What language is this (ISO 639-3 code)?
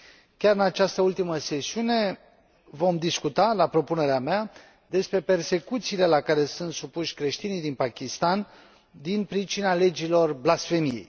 ron